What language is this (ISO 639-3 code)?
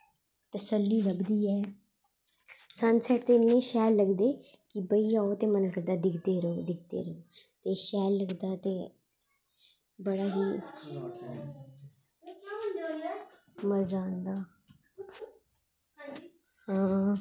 doi